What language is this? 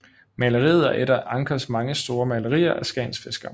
Danish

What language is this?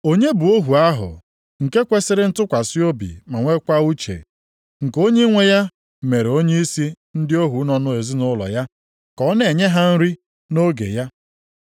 Igbo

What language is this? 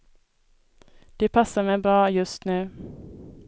Swedish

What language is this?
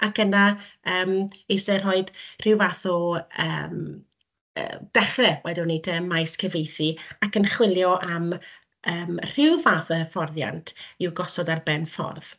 Welsh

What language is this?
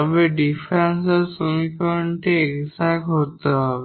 Bangla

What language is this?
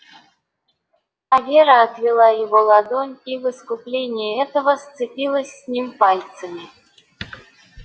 Russian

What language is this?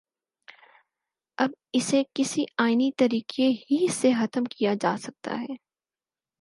Urdu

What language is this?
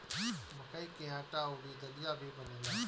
Bhojpuri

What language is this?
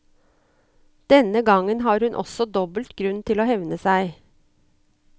Norwegian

